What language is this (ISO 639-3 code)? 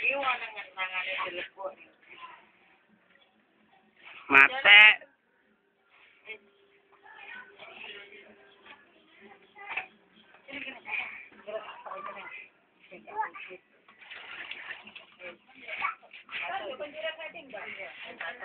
ind